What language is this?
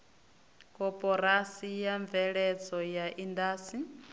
Venda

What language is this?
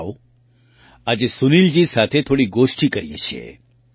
Gujarati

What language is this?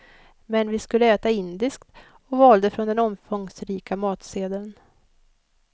Swedish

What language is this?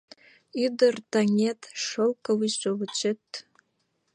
Mari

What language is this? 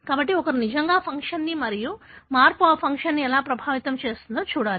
Telugu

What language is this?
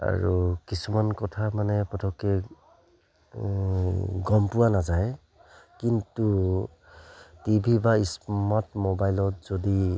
Assamese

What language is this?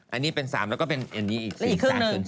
Thai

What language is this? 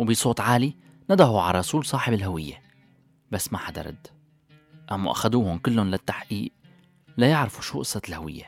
Arabic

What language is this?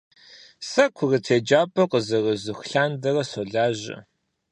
Kabardian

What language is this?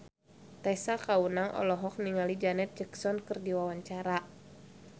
Sundanese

